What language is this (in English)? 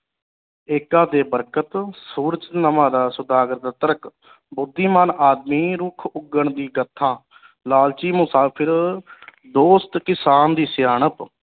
Punjabi